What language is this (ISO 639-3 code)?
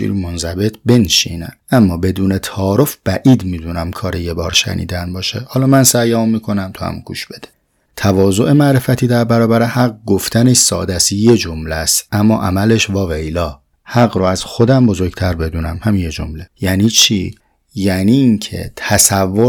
fas